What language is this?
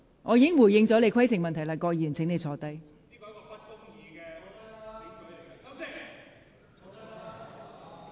Cantonese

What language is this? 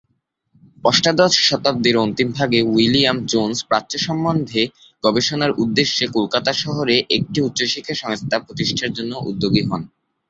Bangla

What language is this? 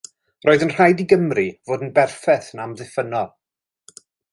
Welsh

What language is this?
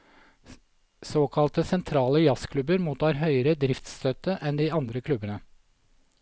Norwegian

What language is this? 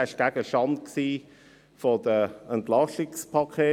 Swiss German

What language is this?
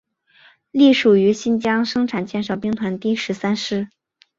Chinese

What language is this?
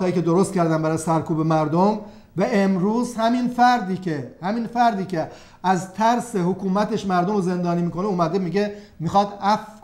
Persian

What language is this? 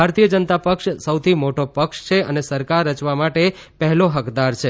Gujarati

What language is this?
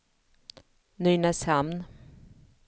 Swedish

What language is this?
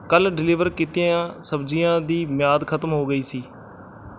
Punjabi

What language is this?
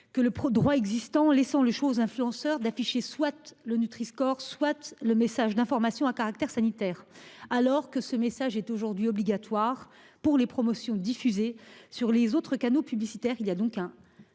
French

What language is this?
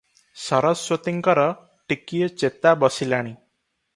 Odia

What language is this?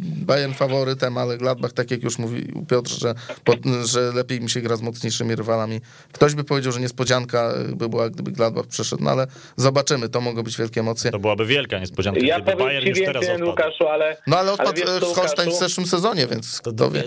Polish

